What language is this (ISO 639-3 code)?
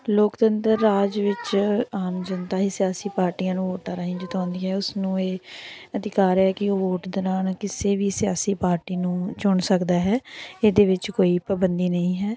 pan